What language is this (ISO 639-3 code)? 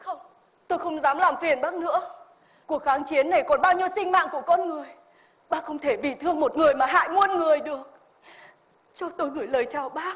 vie